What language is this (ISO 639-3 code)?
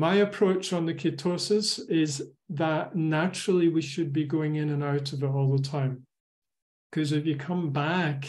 eng